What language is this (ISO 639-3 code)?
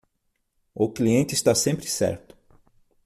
por